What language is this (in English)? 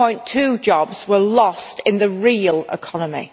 English